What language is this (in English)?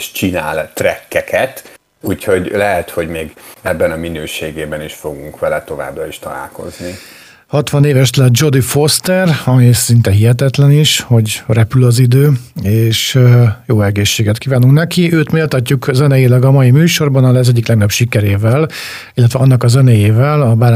Hungarian